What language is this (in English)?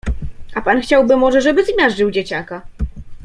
Polish